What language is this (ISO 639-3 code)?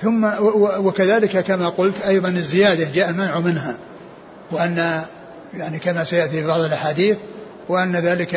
ara